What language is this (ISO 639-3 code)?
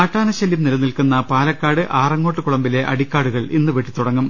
mal